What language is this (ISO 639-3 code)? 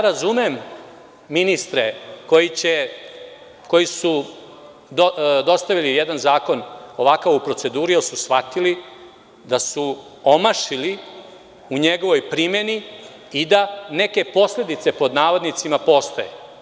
srp